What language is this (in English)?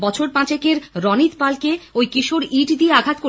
Bangla